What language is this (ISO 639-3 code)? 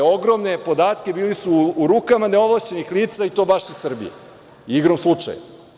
srp